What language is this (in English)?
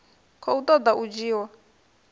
Venda